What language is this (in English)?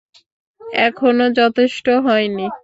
Bangla